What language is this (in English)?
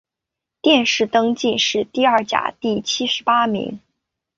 Chinese